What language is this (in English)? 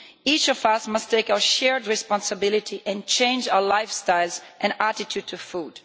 English